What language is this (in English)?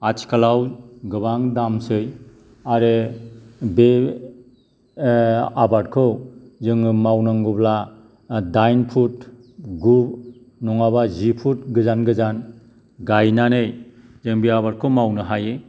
Bodo